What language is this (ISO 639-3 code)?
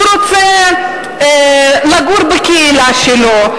heb